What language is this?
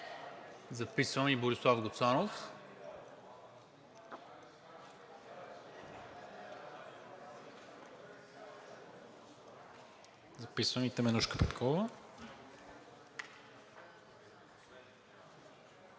Bulgarian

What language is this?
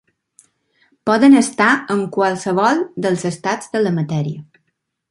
Catalan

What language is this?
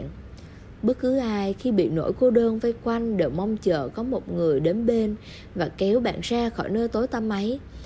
Vietnamese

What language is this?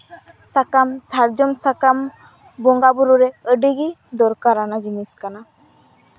Santali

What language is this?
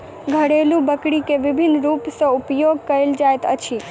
Maithili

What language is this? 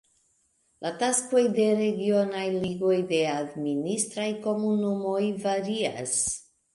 Esperanto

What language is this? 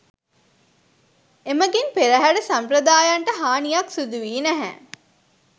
Sinhala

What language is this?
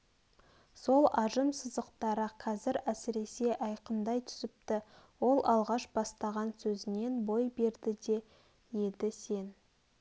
Kazakh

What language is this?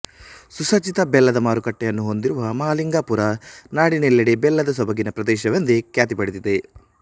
Kannada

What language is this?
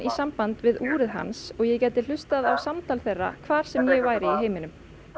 Icelandic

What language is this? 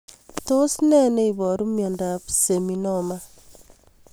Kalenjin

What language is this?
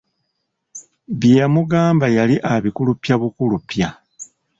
Ganda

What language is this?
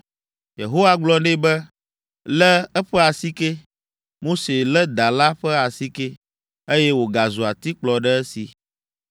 Ewe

